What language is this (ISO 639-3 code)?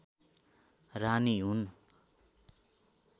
nep